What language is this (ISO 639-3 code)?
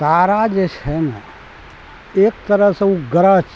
mai